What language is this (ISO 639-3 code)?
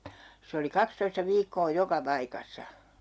fin